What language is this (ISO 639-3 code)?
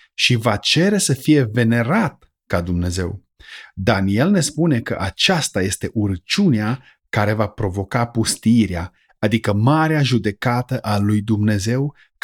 ron